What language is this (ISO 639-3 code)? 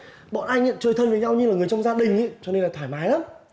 vie